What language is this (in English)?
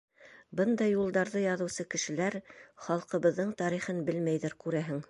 Bashkir